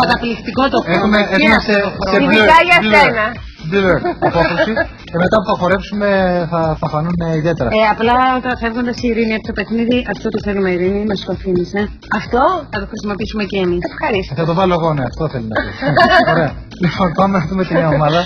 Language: Greek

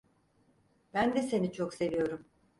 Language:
Turkish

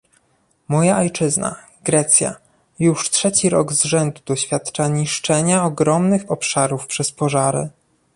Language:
Polish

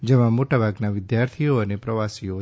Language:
Gujarati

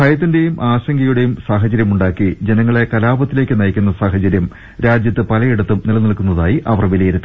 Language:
Malayalam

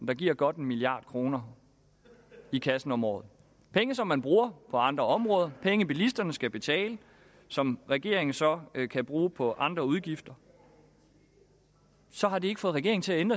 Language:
Danish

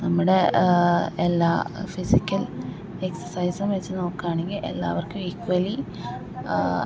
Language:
Malayalam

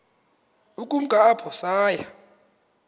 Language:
Xhosa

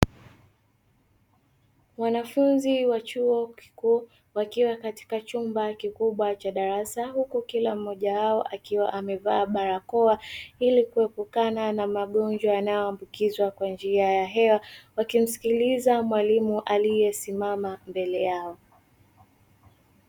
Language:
Swahili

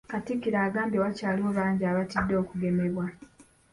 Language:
Ganda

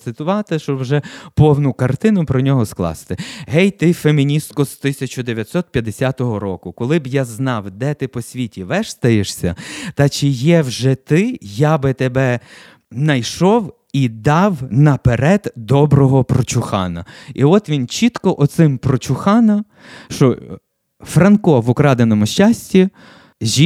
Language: Ukrainian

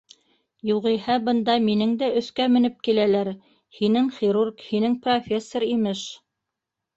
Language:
Bashkir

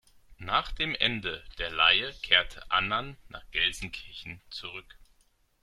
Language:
German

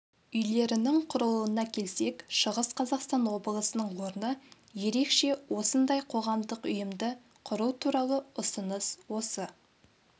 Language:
Kazakh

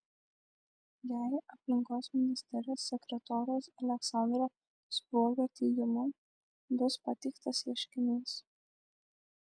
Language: Lithuanian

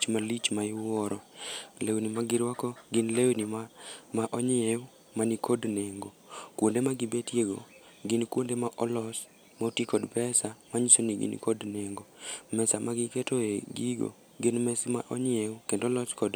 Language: Luo (Kenya and Tanzania)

